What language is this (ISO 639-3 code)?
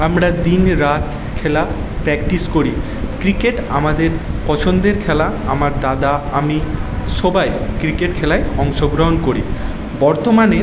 ben